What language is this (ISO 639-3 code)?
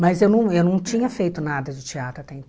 por